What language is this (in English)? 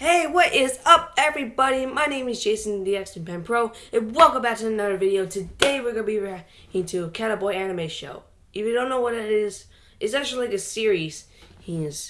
English